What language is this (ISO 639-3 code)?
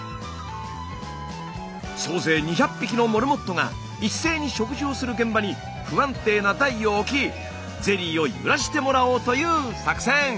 jpn